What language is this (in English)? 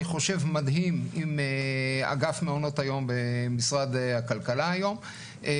Hebrew